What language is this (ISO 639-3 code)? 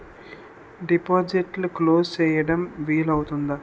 tel